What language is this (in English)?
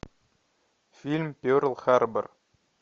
Russian